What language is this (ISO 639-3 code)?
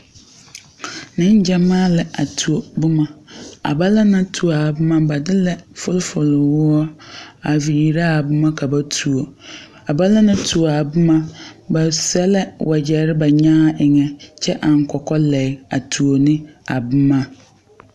dga